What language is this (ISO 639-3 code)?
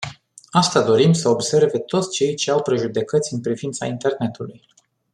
ron